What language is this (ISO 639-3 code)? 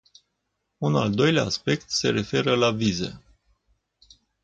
ron